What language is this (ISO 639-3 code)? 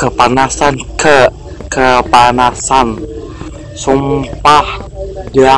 ind